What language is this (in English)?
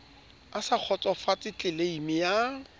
Southern Sotho